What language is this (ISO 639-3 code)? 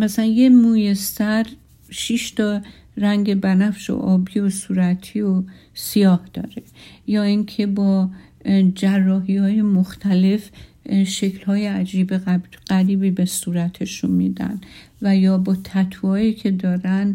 fas